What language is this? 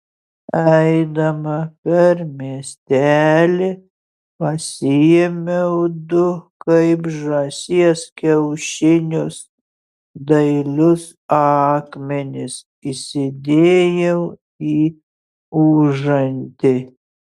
Lithuanian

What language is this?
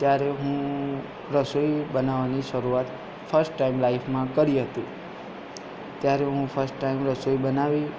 Gujarati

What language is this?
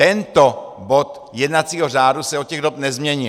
Czech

